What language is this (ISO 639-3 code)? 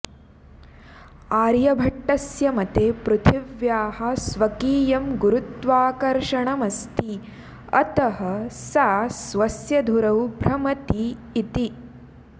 san